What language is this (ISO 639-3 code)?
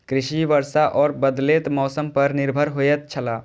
mai